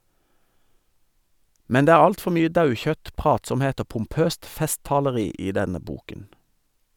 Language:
Norwegian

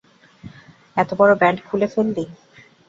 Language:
Bangla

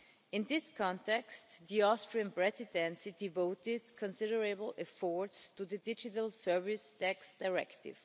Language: English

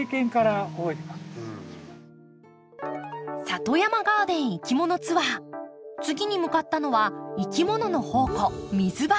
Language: Japanese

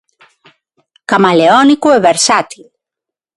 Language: Galician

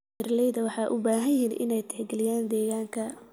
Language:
Somali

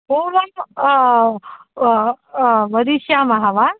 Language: Sanskrit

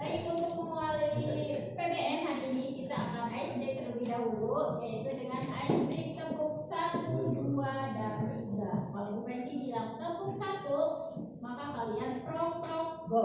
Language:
Indonesian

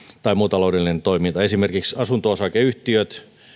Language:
Finnish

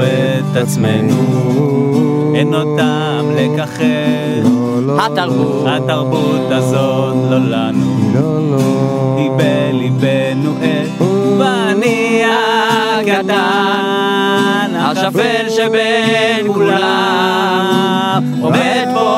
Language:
Hebrew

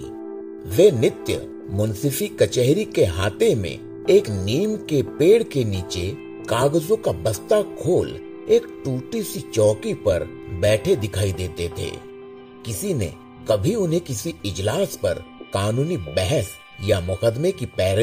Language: Hindi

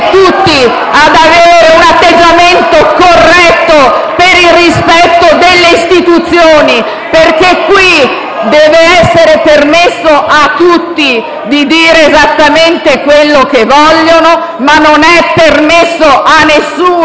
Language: Italian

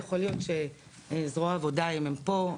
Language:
Hebrew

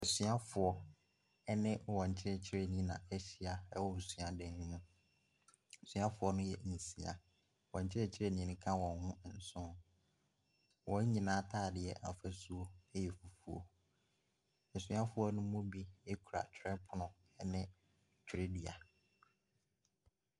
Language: Akan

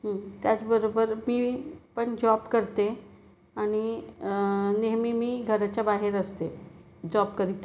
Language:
Marathi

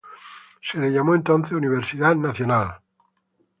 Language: Spanish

